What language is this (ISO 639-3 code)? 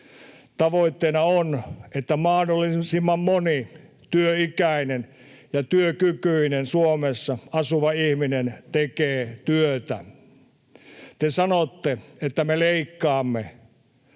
fin